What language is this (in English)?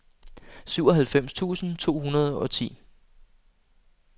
Danish